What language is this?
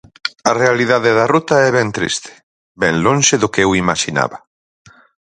Galician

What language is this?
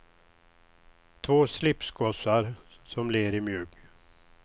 Swedish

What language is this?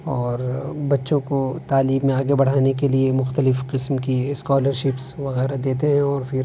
Urdu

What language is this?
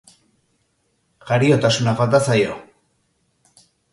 Basque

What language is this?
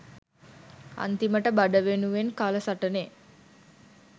Sinhala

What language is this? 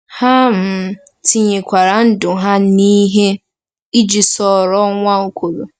Igbo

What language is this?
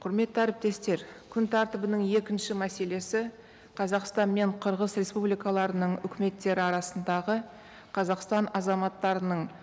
Kazakh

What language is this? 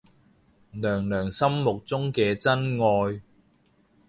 Cantonese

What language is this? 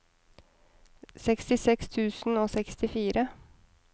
Norwegian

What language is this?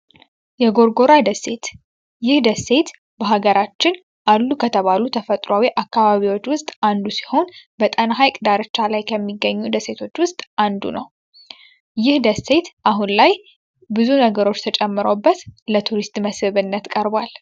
Amharic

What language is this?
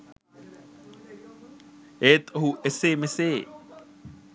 Sinhala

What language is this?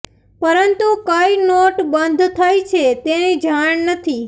Gujarati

